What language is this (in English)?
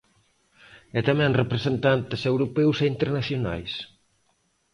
Galician